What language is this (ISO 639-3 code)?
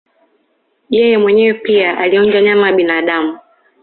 swa